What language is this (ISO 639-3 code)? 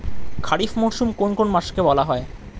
ben